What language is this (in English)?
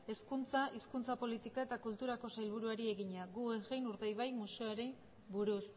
Basque